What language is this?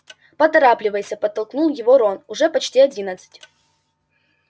Russian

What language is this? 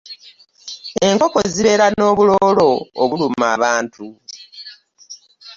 Ganda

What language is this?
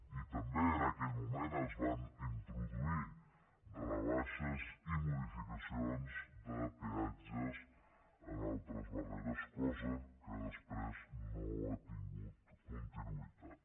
Catalan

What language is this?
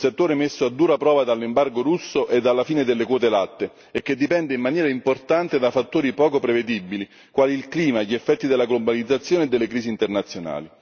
Italian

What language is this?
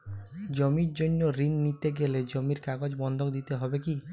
Bangla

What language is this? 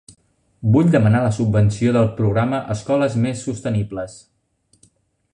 Catalan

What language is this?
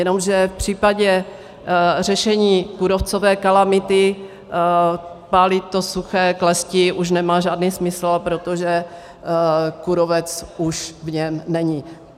Czech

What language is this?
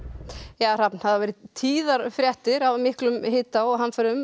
Icelandic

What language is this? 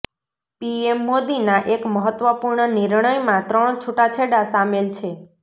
Gujarati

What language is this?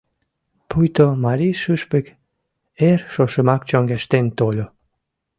Mari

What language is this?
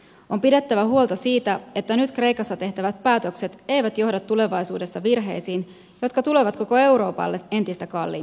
Finnish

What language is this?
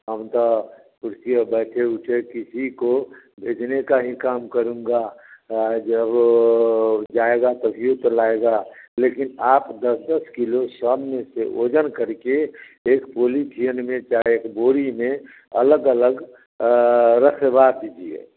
Hindi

